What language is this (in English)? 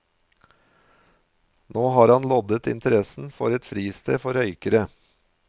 Norwegian